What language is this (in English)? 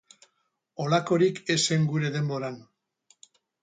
Basque